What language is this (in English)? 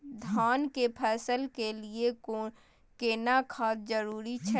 Maithili